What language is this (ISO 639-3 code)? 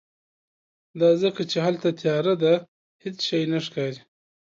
pus